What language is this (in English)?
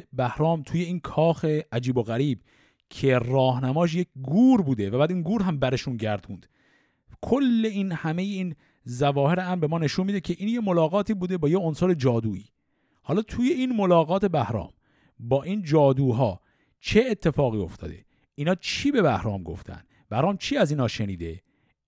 Persian